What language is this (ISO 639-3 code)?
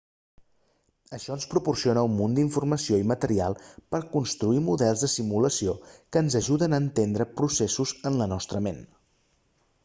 cat